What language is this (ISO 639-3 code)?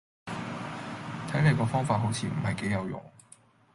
yue